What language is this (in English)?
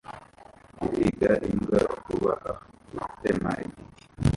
Kinyarwanda